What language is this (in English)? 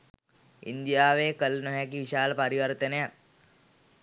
Sinhala